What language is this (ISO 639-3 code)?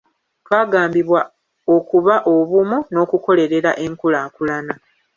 lug